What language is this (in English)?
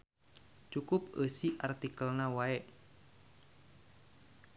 Sundanese